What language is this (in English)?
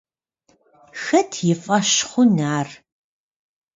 Kabardian